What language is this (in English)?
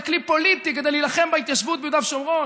Hebrew